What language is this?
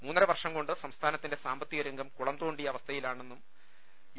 Malayalam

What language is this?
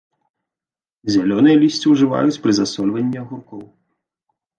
Belarusian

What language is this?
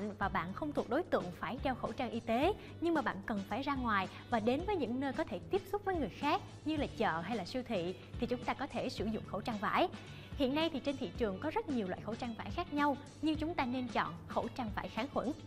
Vietnamese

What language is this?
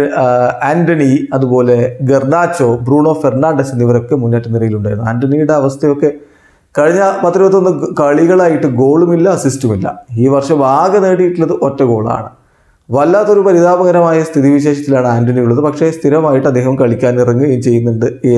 Malayalam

